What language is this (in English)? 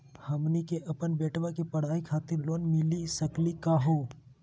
Magahi